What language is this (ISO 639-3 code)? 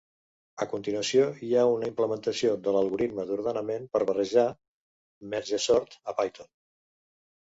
cat